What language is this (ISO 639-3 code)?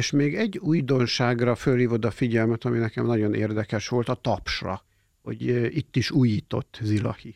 hun